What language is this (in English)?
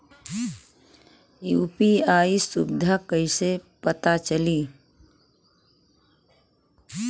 Bhojpuri